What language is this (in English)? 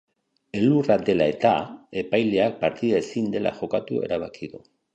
Basque